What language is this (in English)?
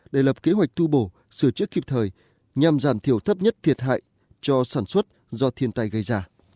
Vietnamese